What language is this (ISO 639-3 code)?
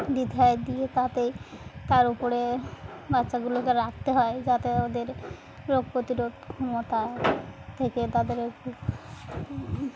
ben